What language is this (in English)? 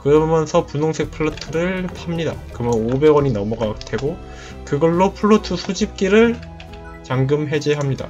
Korean